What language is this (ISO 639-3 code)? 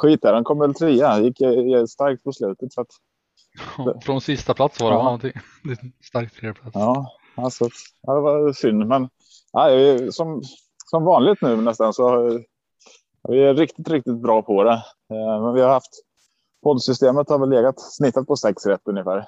swe